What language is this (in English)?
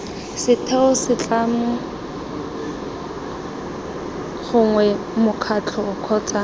Tswana